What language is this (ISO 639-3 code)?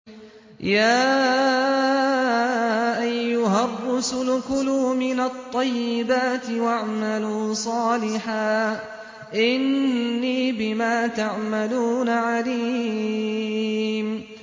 ara